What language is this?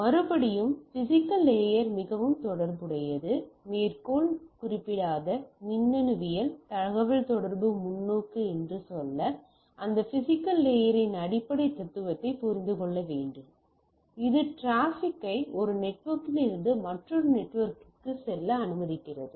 Tamil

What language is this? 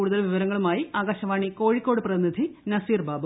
Malayalam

